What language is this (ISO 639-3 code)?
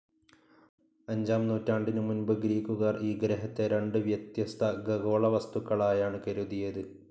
mal